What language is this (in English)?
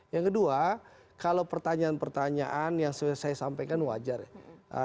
Indonesian